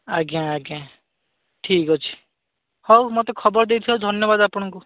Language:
Odia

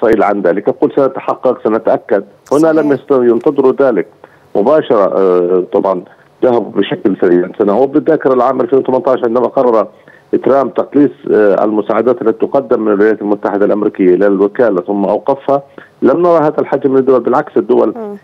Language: Arabic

